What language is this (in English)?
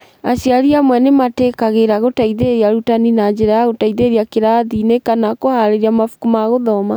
Kikuyu